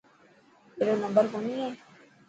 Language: Dhatki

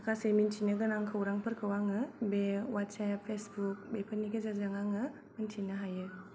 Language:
Bodo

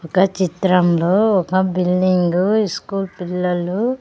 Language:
Telugu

